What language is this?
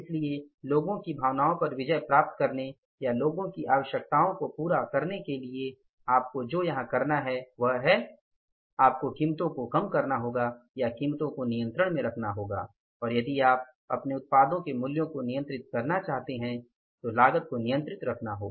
Hindi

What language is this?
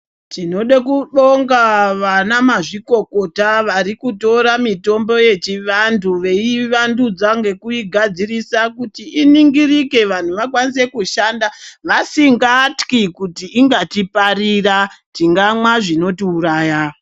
Ndau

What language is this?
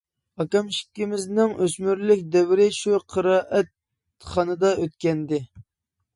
Uyghur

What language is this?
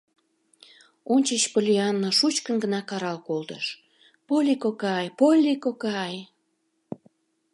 Mari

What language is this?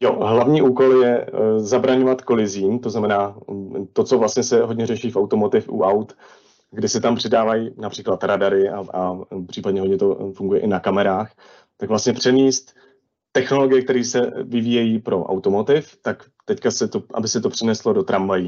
Czech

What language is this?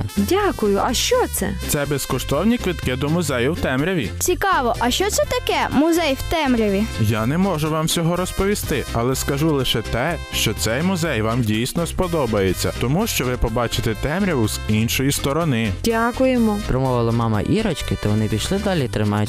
Ukrainian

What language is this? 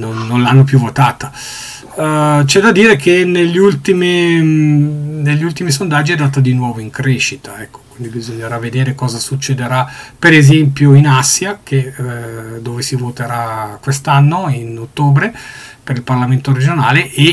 Italian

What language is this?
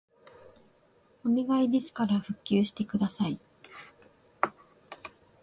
Japanese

